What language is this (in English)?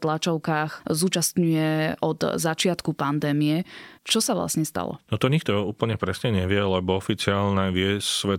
Slovak